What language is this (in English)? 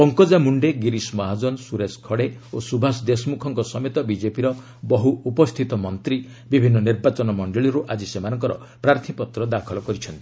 Odia